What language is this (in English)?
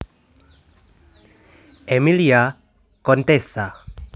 Javanese